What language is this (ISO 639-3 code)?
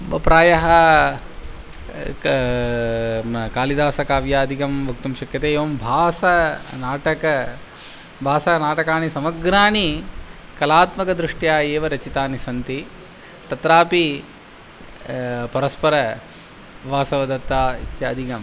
san